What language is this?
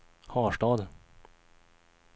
Swedish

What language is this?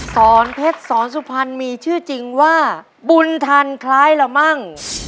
Thai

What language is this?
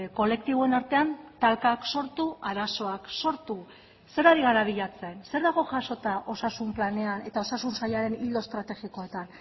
Basque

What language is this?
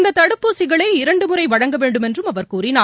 Tamil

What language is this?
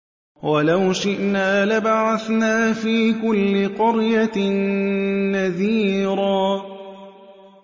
Arabic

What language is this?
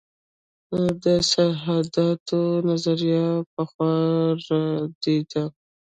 Pashto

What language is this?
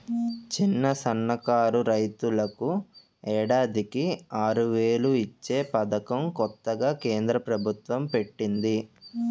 Telugu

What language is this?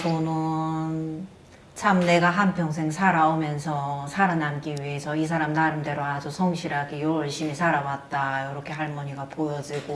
Korean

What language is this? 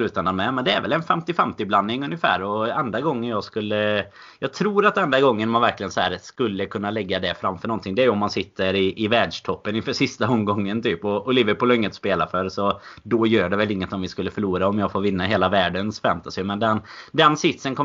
Swedish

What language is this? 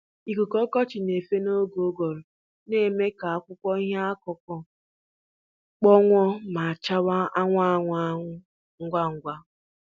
Igbo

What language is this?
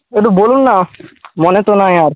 Bangla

